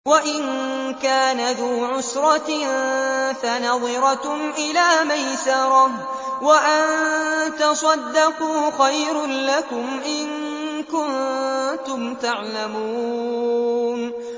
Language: Arabic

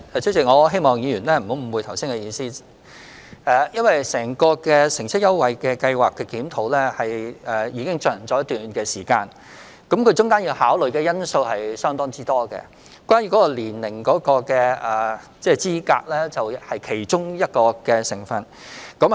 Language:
Cantonese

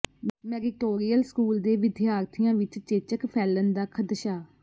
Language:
Punjabi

